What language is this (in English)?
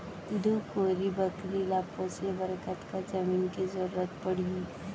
Chhattisgarhi